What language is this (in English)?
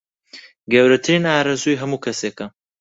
Central Kurdish